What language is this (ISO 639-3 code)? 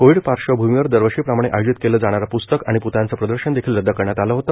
mar